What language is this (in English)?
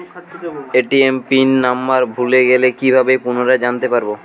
Bangla